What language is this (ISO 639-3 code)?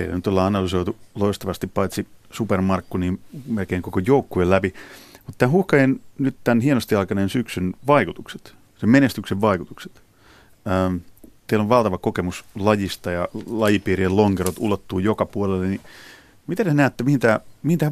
fin